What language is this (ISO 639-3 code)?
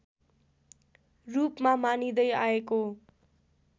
nep